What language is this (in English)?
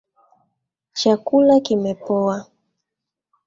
Swahili